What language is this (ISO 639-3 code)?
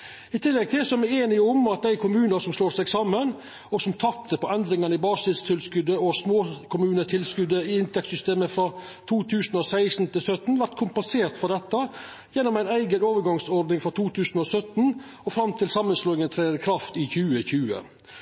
nno